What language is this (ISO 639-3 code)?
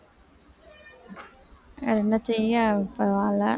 tam